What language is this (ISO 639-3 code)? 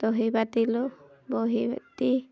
asm